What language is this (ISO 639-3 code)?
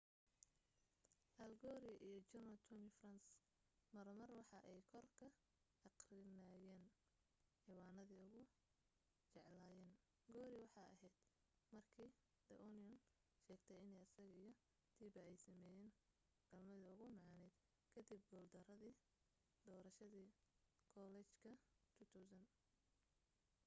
som